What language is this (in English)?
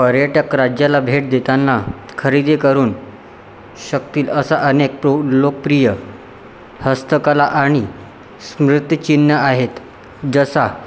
Marathi